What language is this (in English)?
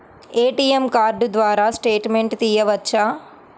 Telugu